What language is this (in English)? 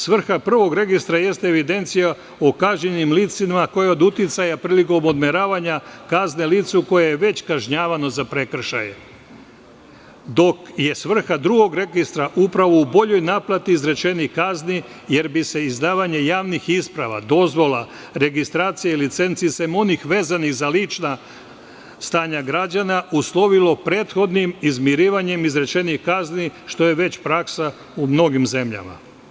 Serbian